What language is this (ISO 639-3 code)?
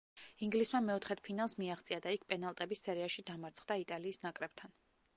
kat